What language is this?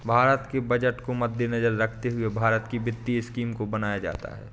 Hindi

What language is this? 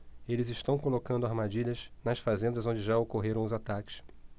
Portuguese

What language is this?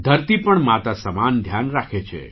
Gujarati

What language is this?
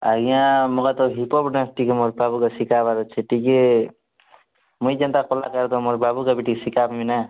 Odia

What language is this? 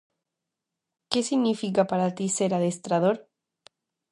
Galician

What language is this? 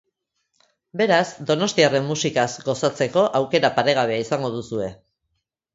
Basque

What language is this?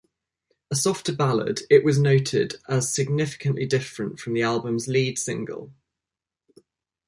English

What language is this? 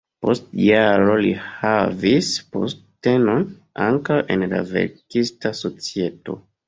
Esperanto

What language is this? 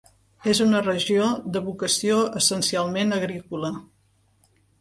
Catalan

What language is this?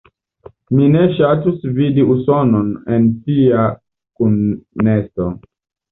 Esperanto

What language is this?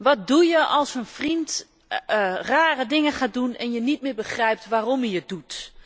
Dutch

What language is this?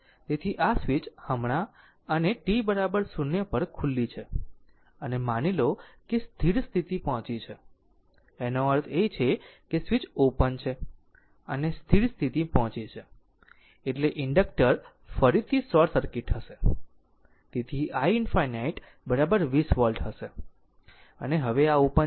Gujarati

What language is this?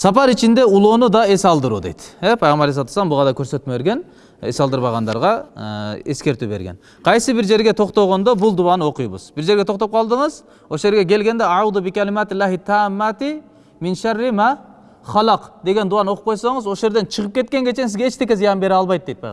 Turkish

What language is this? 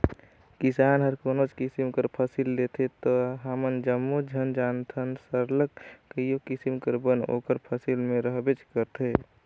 Chhattisgarhi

